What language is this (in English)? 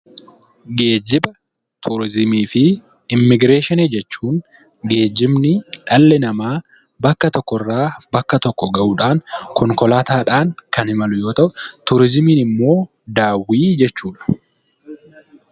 Oromo